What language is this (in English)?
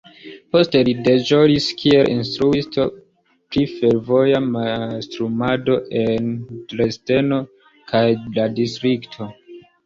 Esperanto